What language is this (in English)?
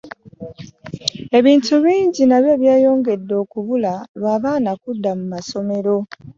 Ganda